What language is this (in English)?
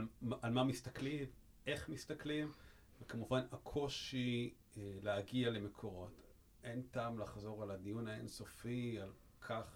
Hebrew